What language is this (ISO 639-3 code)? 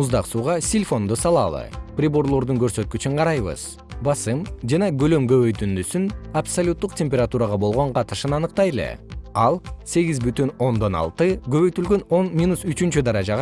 kir